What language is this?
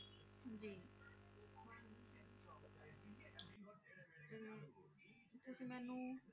Punjabi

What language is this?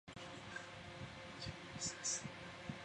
Chinese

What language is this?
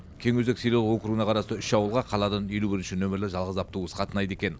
Kazakh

